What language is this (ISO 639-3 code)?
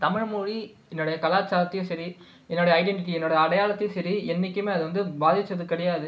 tam